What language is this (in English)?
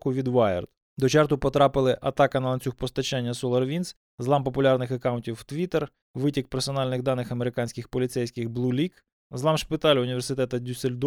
Ukrainian